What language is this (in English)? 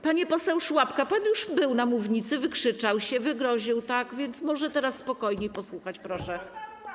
Polish